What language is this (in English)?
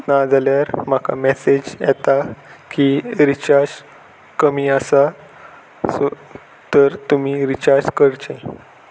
Konkani